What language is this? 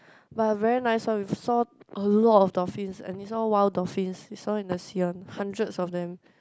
English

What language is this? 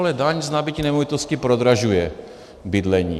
Czech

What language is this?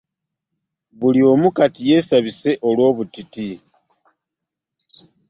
Ganda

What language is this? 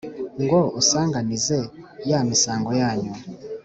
Kinyarwanda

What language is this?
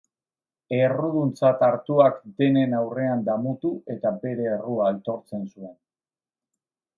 Basque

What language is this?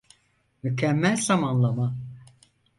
Turkish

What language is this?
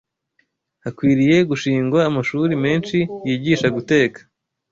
Kinyarwanda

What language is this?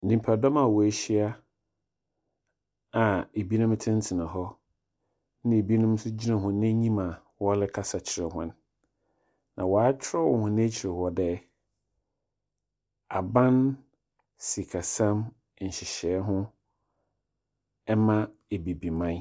Akan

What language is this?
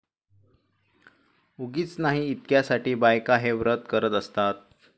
Marathi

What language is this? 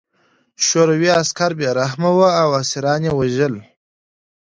Pashto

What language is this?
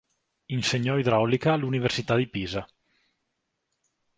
Italian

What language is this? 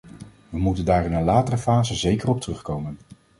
Dutch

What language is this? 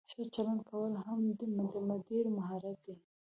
Pashto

